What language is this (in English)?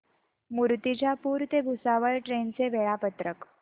Marathi